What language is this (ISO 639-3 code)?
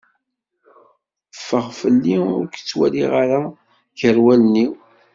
kab